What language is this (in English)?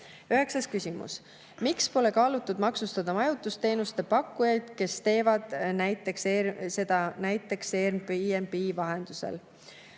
Estonian